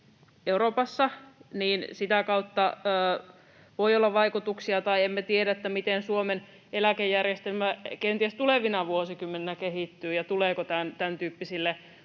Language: Finnish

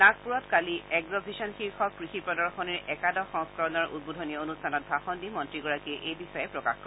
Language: Assamese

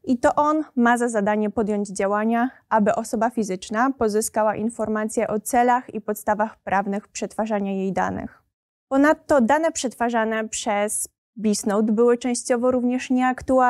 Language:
Polish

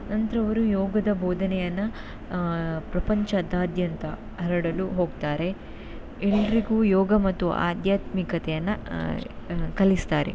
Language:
Kannada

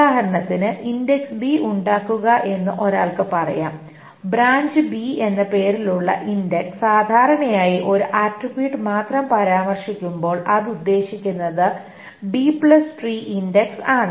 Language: Malayalam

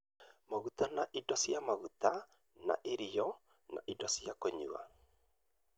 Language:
Kikuyu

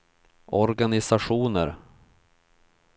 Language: Swedish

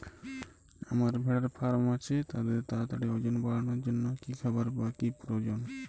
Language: Bangla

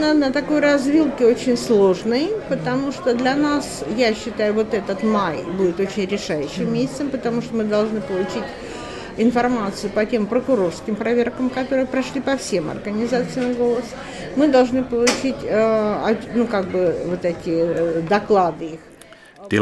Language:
Finnish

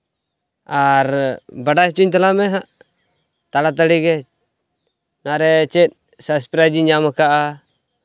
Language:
Santali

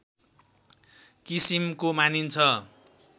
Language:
Nepali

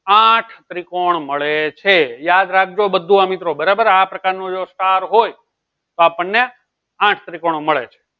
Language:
Gujarati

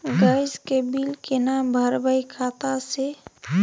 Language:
Maithili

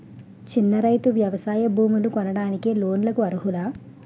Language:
Telugu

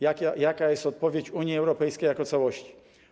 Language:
Polish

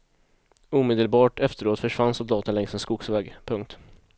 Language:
Swedish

